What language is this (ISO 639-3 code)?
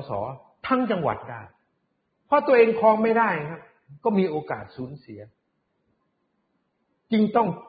tha